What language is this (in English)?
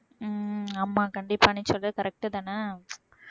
Tamil